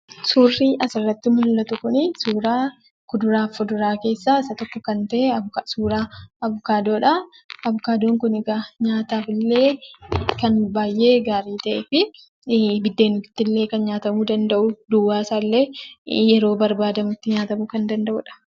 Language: Oromo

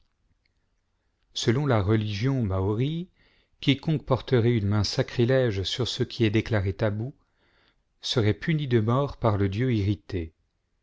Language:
French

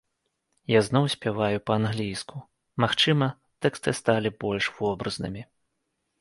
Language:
Belarusian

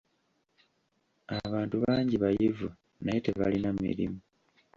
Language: Ganda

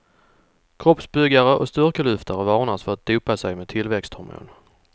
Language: Swedish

